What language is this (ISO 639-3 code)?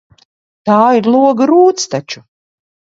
lav